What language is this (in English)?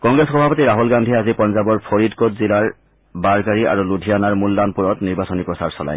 Assamese